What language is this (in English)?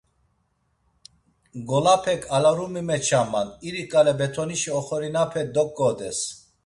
Laz